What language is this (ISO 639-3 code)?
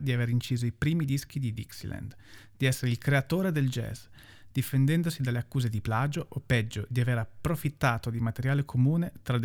ita